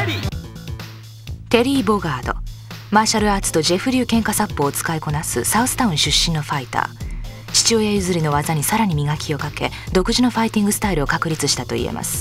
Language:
Japanese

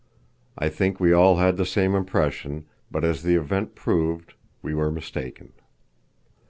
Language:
English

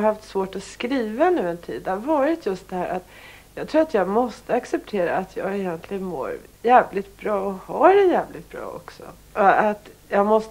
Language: Swedish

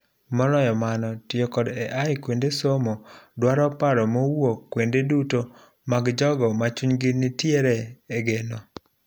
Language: Luo (Kenya and Tanzania)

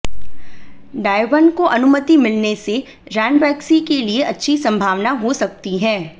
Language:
Hindi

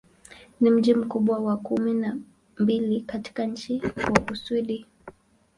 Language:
Swahili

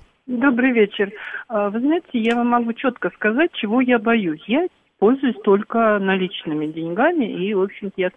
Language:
Russian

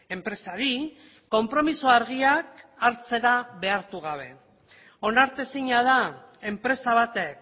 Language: Basque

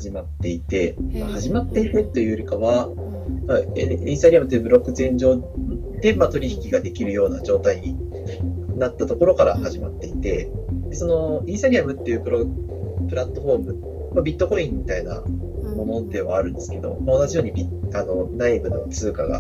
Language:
Japanese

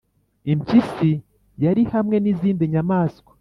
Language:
Kinyarwanda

